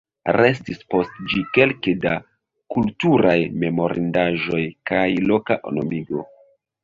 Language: Esperanto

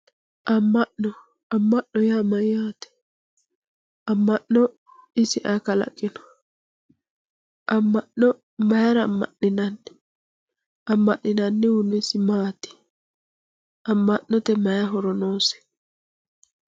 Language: Sidamo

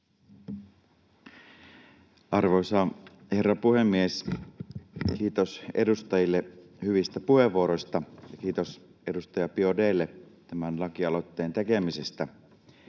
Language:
Finnish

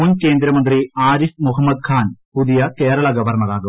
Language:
Malayalam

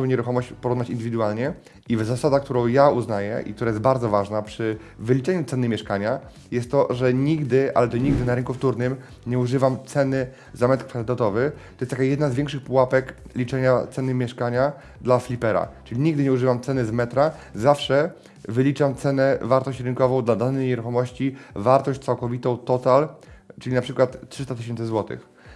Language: Polish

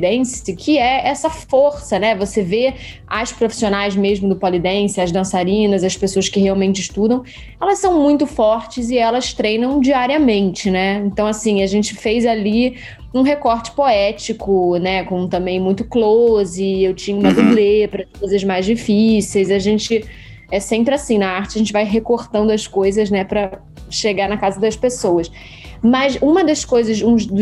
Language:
Portuguese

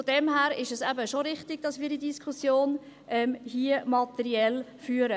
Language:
Swiss German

